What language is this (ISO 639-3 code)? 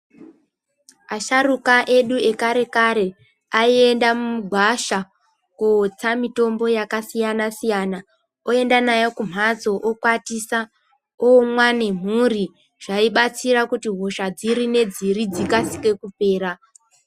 ndc